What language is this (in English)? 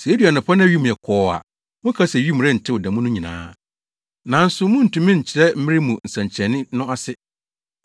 Akan